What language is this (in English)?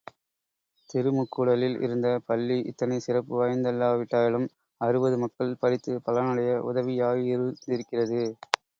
Tamil